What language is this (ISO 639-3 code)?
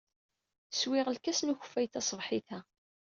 kab